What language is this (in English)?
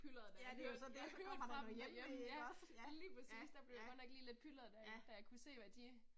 Danish